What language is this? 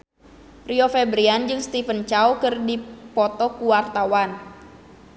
Sundanese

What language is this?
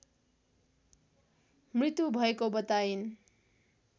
Nepali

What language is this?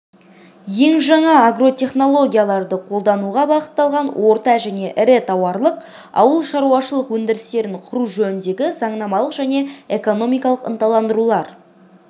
Kazakh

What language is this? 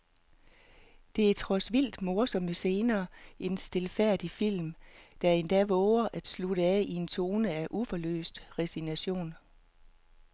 Danish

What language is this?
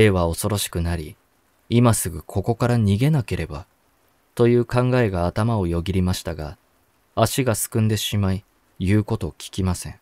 Japanese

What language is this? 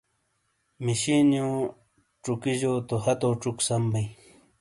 Shina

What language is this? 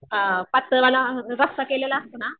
Marathi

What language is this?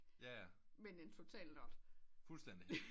Danish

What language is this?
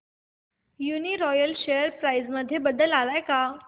Marathi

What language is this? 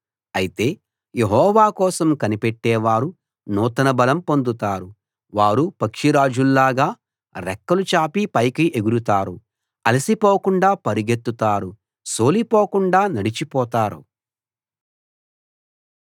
Telugu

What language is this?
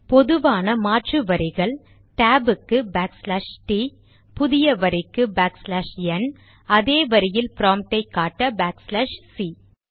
Tamil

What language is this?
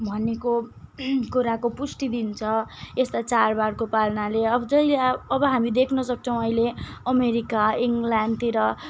Nepali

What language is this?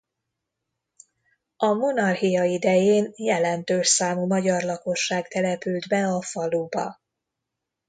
Hungarian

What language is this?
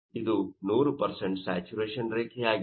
Kannada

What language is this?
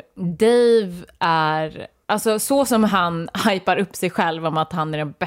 Swedish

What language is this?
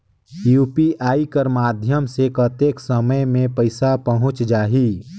Chhattisgarhi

